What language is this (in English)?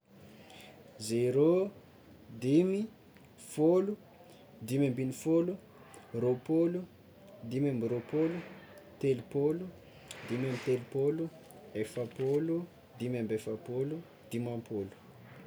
Tsimihety Malagasy